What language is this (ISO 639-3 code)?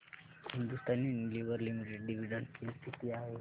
mar